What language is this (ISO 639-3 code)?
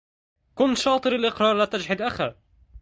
ara